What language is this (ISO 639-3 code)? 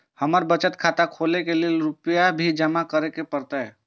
mai